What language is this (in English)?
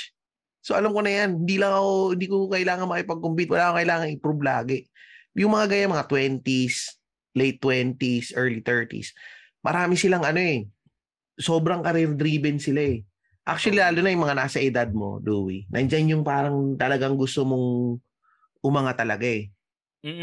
Filipino